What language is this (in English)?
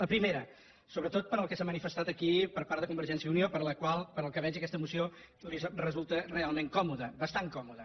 Catalan